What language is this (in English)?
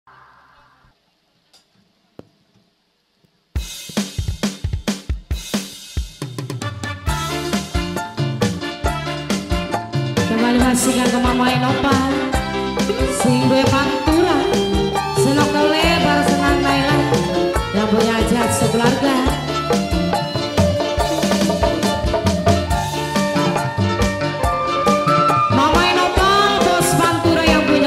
Indonesian